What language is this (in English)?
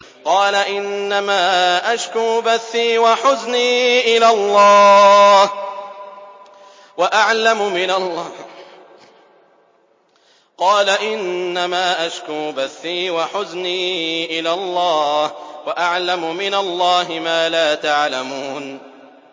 Arabic